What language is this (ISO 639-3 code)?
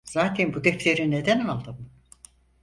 tur